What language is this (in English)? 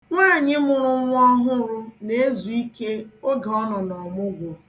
Igbo